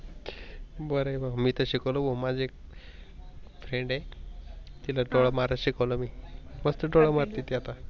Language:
Marathi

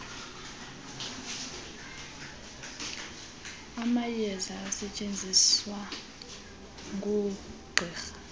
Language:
Xhosa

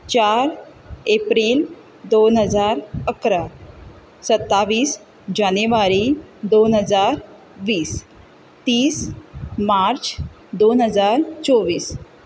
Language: Konkani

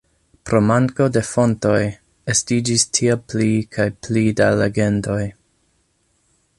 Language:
Esperanto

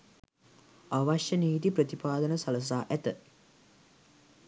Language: Sinhala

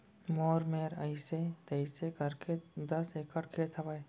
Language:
Chhattisgarhi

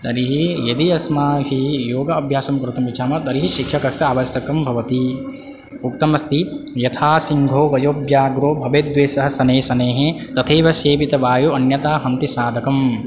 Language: Sanskrit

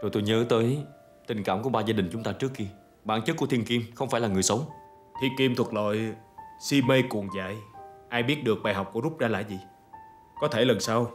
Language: Vietnamese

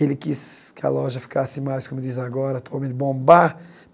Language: Portuguese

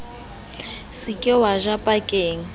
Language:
Southern Sotho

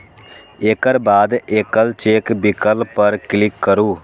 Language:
Maithili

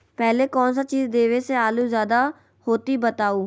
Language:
Magahi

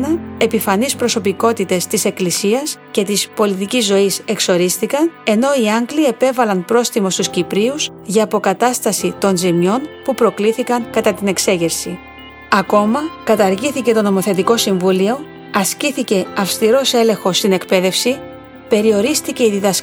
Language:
Greek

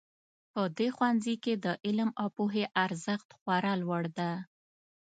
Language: Pashto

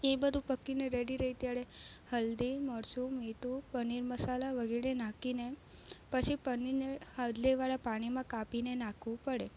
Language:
Gujarati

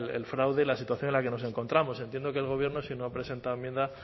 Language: Spanish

